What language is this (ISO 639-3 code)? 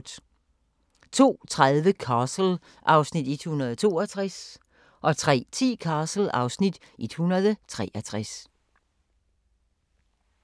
dan